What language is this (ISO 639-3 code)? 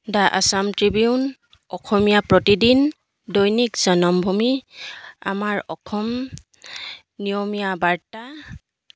asm